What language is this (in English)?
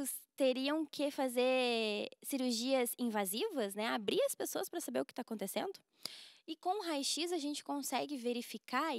Portuguese